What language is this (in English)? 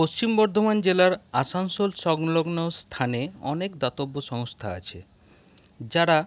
Bangla